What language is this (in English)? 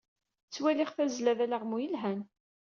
Kabyle